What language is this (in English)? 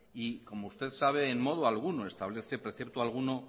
Spanish